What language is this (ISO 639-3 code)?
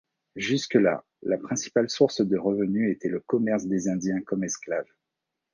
fra